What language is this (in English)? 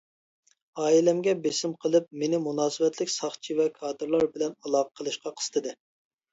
Uyghur